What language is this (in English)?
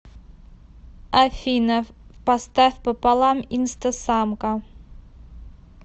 Russian